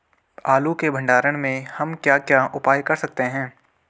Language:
Hindi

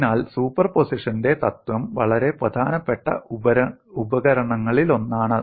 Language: Malayalam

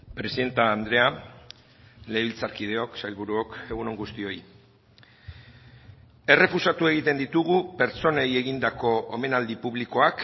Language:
Basque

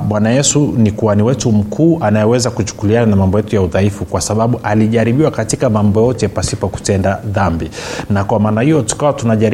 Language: Swahili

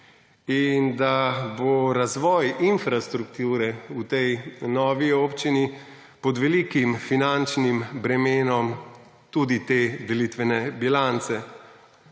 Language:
Slovenian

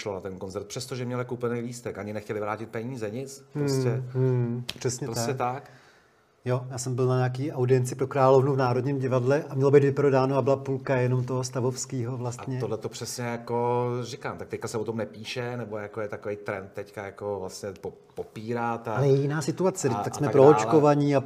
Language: Czech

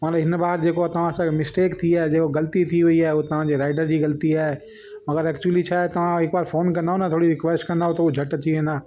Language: Sindhi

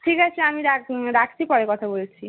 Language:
Bangla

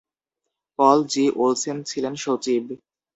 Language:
Bangla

